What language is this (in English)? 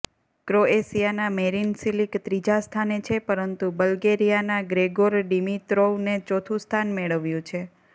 Gujarati